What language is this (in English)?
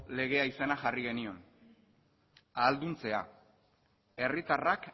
Basque